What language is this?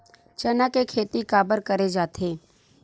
Chhattisgarhi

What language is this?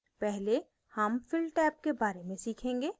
Hindi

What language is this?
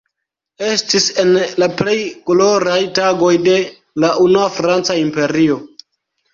Esperanto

